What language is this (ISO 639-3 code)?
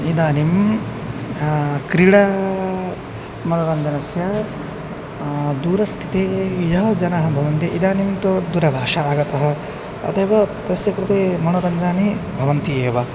san